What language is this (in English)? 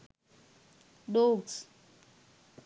Sinhala